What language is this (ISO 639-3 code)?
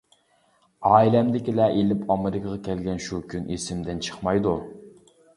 uig